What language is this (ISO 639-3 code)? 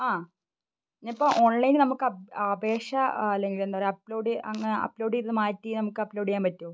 mal